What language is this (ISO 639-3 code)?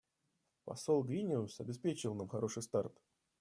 rus